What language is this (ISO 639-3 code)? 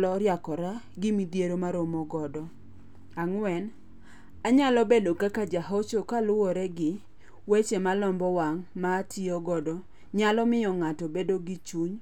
luo